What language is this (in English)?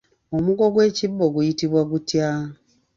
Ganda